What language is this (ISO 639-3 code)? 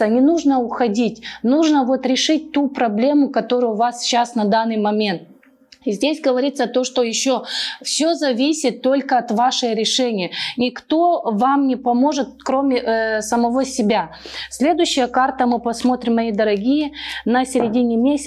rus